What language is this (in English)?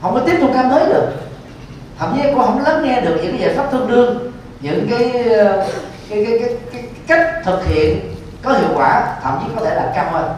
Vietnamese